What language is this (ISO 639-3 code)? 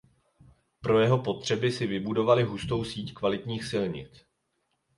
ces